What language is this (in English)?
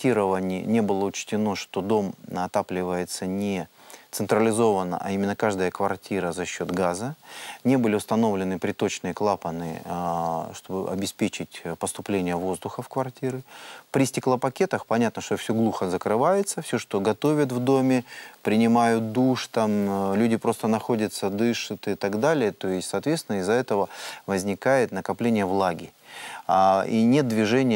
Russian